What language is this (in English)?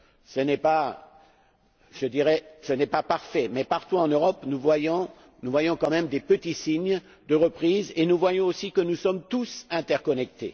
French